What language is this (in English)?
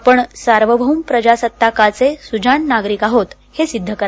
Marathi